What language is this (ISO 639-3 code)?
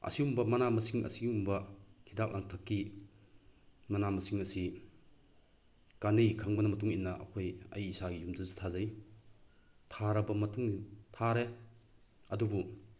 mni